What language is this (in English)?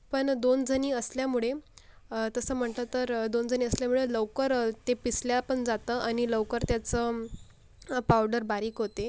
Marathi